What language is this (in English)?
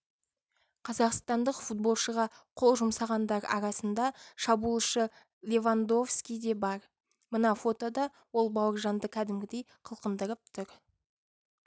Kazakh